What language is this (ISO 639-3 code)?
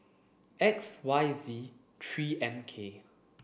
eng